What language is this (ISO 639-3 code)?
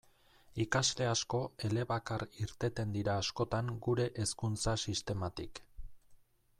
eus